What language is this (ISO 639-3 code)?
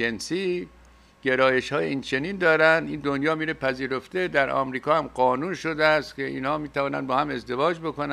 fas